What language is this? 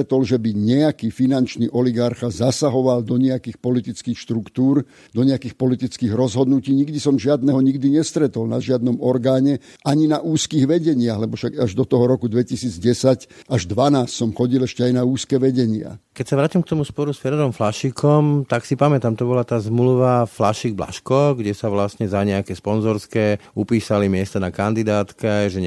Slovak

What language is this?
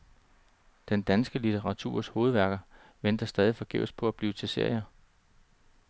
Danish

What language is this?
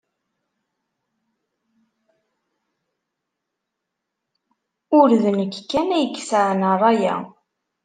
Kabyle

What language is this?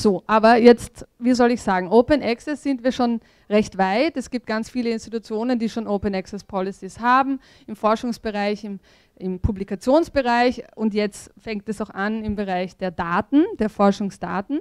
German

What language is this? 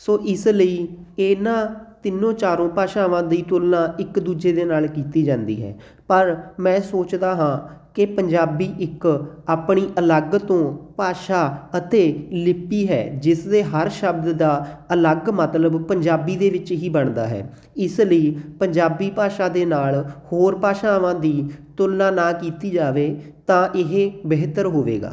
Punjabi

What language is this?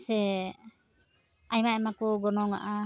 Santali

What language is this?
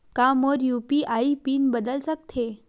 Chhattisgarhi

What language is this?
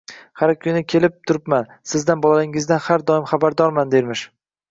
Uzbek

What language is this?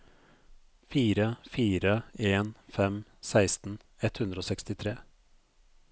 Norwegian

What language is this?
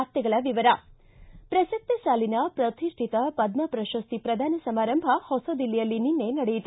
Kannada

